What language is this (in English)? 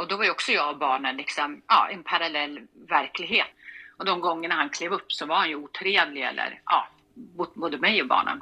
Swedish